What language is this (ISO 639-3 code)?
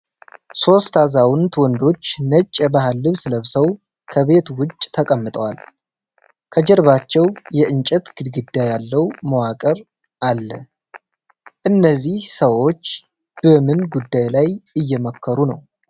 amh